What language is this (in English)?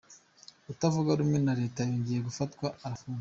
Kinyarwanda